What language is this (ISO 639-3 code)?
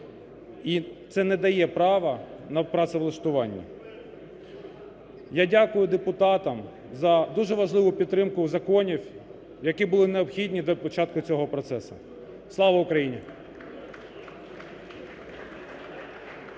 ukr